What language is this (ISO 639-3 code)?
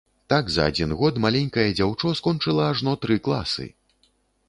bel